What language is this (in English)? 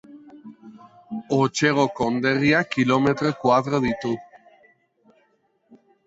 Basque